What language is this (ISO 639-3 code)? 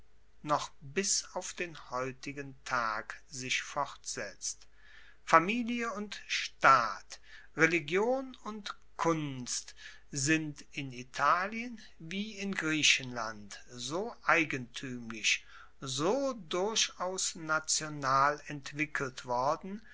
deu